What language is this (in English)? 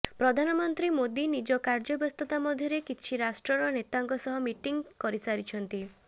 Odia